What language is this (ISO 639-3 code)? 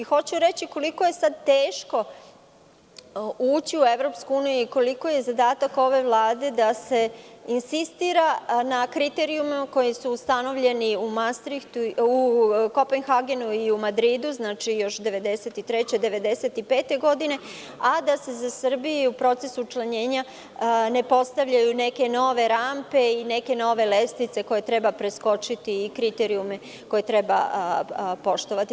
srp